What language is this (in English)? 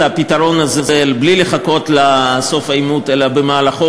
Hebrew